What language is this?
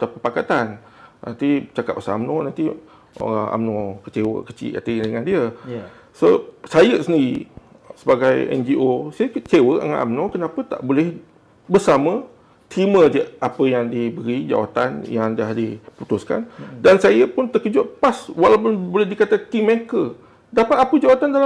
Malay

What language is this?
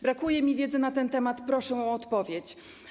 Polish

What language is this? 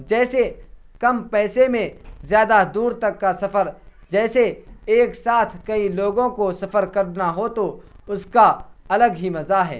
Urdu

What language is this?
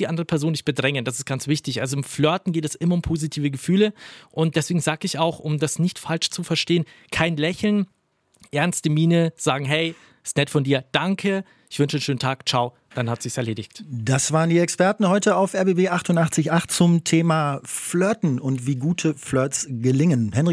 German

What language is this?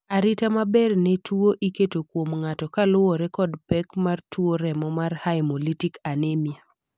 Luo (Kenya and Tanzania)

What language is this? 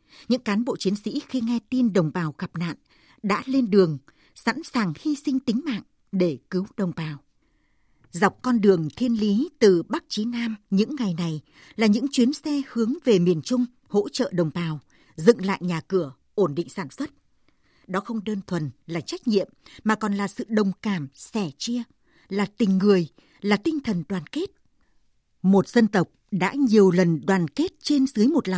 Vietnamese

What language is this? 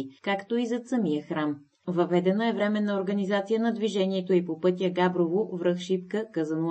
Bulgarian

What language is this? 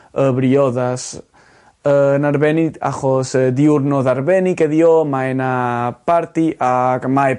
Welsh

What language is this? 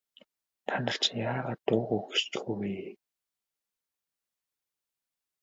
Mongolian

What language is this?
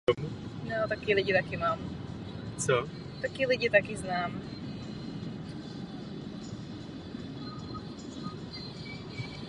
Czech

